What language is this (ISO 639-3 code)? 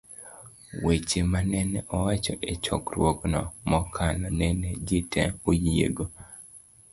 luo